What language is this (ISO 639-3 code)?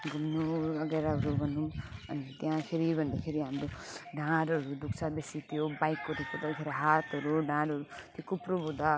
nep